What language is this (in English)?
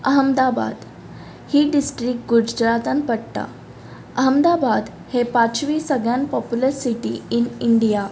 Konkani